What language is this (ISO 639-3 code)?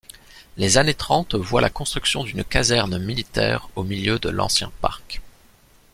fra